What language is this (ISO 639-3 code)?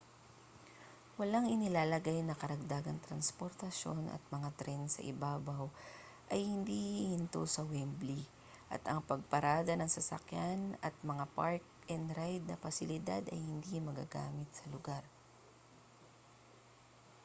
fil